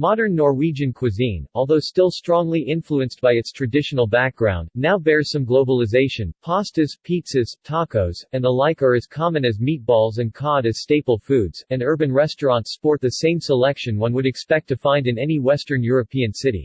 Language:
English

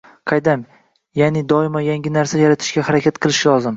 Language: Uzbek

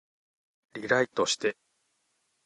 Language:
Japanese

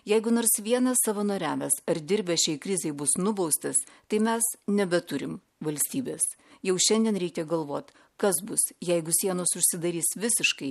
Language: Lithuanian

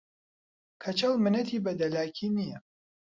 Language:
Central Kurdish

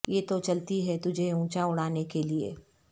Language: Urdu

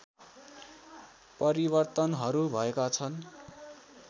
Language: Nepali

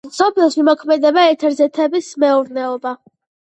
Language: Georgian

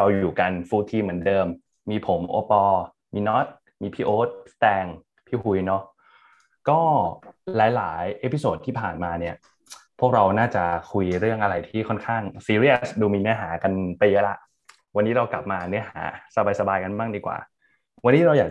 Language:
Thai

